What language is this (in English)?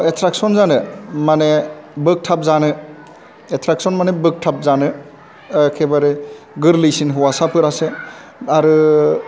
Bodo